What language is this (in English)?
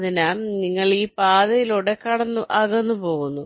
Malayalam